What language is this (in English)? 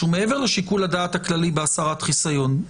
Hebrew